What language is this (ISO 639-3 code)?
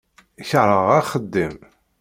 kab